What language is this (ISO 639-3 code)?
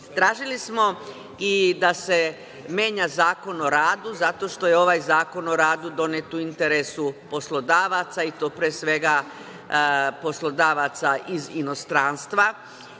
srp